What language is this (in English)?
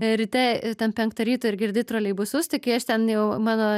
Lithuanian